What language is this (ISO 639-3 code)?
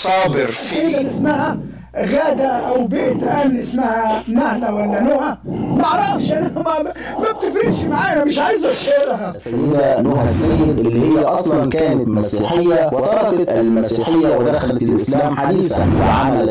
ara